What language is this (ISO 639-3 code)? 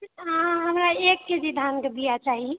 mai